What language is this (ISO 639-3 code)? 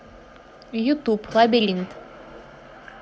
rus